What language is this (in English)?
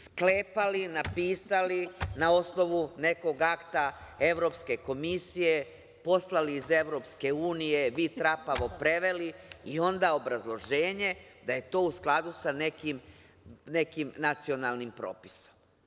Serbian